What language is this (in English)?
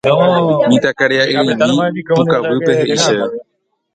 Guarani